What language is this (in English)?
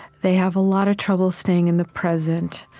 English